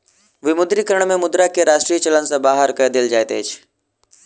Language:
Maithili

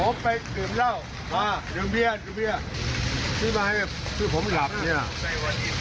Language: Thai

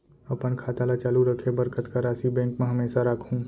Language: Chhattisgarhi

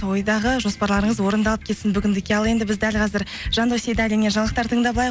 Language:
Kazakh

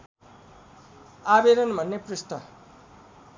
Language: Nepali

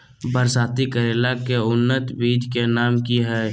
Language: Magahi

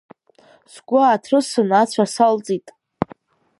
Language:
Abkhazian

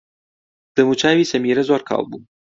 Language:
Central Kurdish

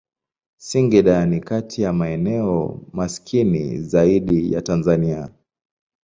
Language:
Swahili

